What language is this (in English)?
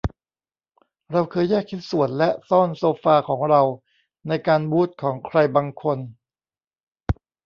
Thai